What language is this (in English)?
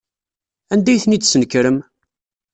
Kabyle